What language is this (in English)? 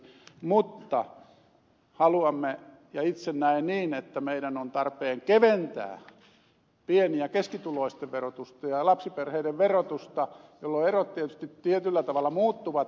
Finnish